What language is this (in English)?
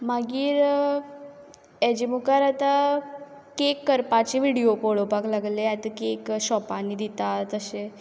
Konkani